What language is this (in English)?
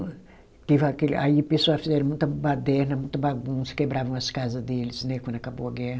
Portuguese